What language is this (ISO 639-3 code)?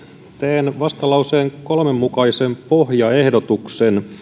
fin